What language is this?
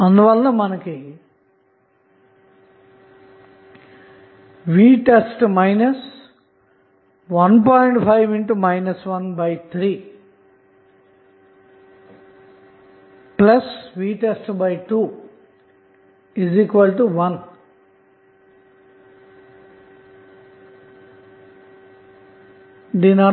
Telugu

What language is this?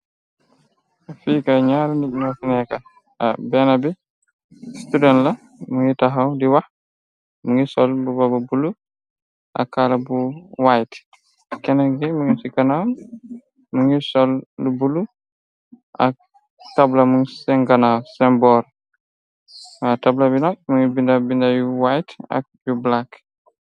Wolof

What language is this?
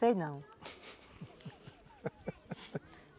Portuguese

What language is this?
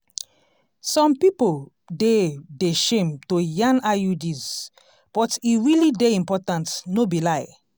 Nigerian Pidgin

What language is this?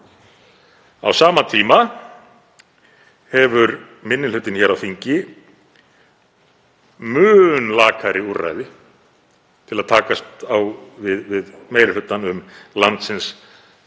Icelandic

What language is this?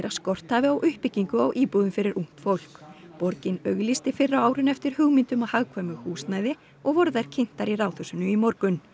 Icelandic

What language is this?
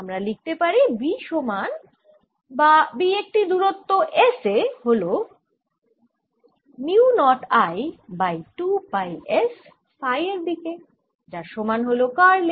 Bangla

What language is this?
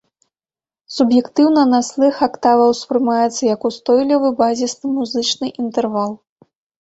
Belarusian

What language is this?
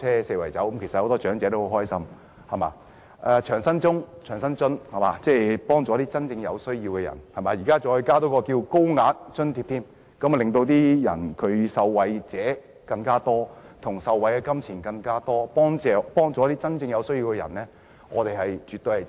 Cantonese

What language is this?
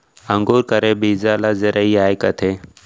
Chhattisgarhi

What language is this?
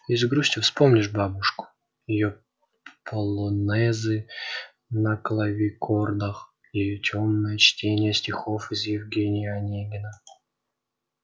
Russian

